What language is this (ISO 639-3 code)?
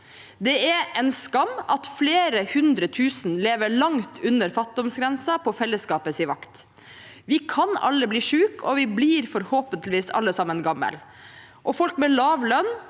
nor